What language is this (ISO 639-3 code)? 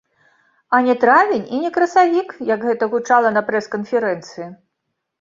bel